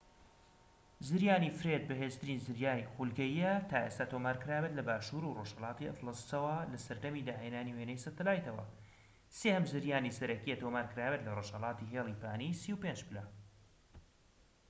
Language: Central Kurdish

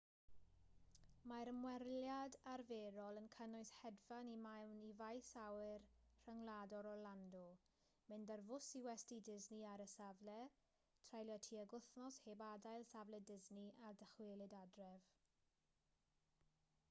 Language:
Welsh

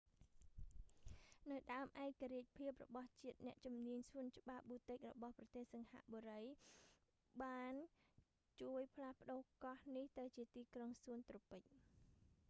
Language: Khmer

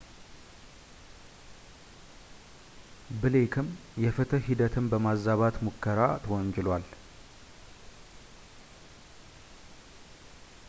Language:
Amharic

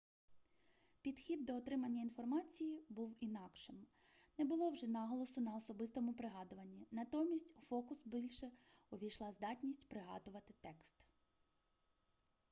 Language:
Ukrainian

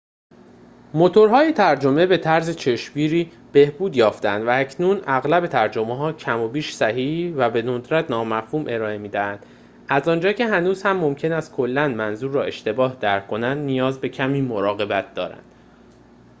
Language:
Persian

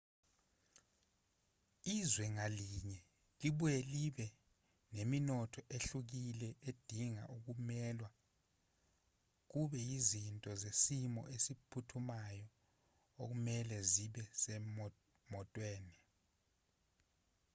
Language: Zulu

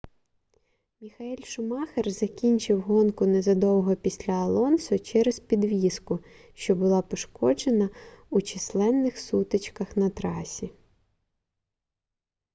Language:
Ukrainian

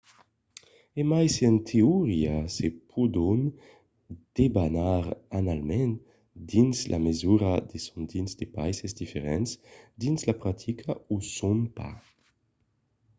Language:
Occitan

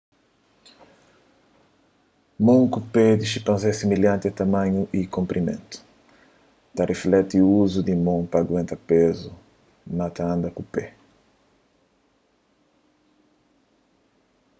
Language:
Kabuverdianu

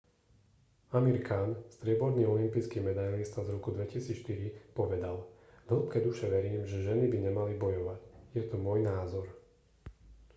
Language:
Slovak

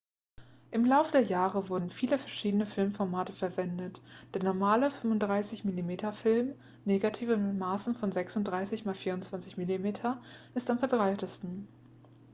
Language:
German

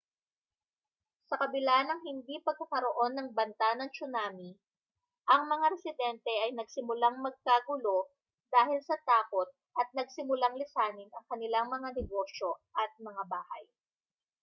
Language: Filipino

